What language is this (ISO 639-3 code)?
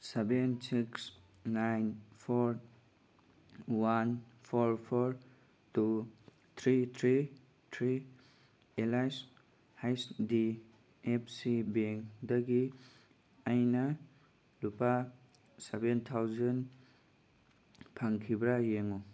mni